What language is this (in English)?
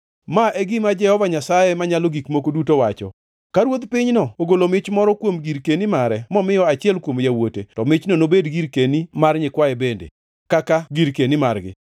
Luo (Kenya and Tanzania)